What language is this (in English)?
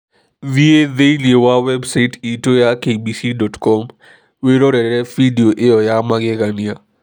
Kikuyu